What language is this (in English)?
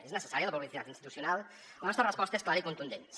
Catalan